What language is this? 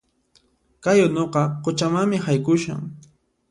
Puno Quechua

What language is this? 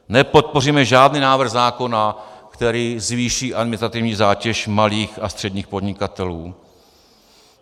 Czech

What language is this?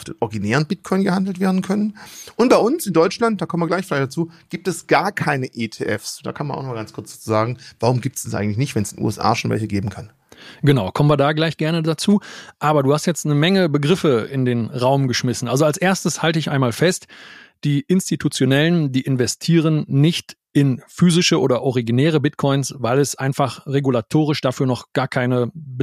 German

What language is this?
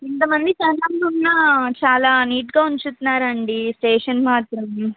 Telugu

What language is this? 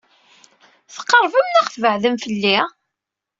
Kabyle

